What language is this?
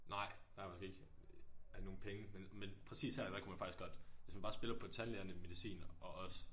Danish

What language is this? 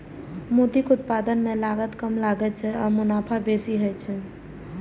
Maithili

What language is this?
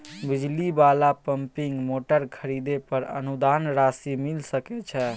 Maithili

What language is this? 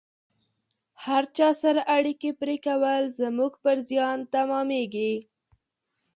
Pashto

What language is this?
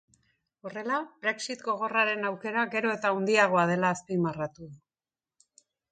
Basque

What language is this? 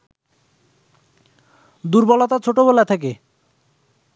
Bangla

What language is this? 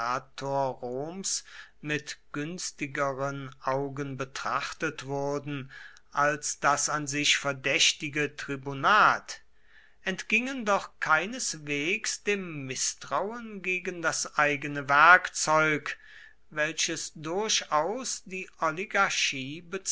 German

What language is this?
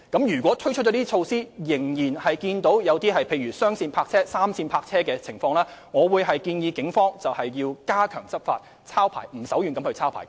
Cantonese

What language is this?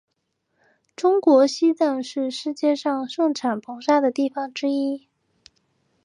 Chinese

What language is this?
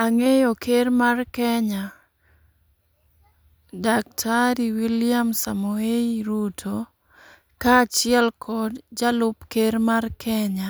Luo (Kenya and Tanzania)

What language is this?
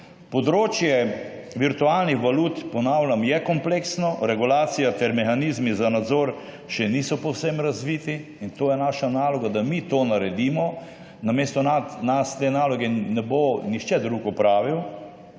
Slovenian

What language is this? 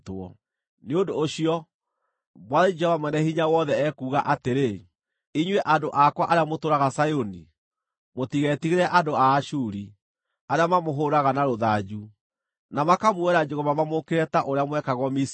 Kikuyu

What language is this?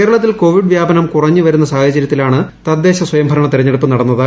Malayalam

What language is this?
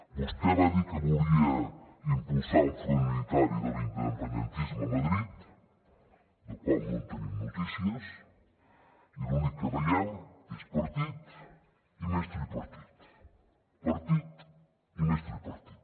Catalan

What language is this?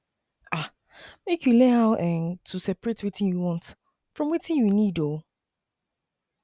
Nigerian Pidgin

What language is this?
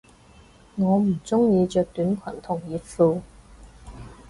Cantonese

